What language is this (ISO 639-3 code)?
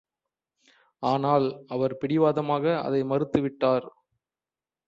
tam